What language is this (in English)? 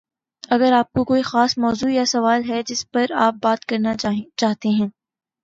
Urdu